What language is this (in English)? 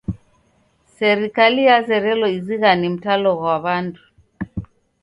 Taita